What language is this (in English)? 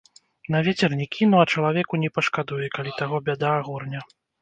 Belarusian